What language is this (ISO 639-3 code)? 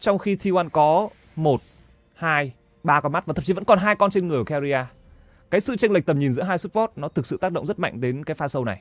vie